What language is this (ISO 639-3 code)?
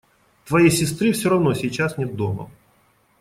rus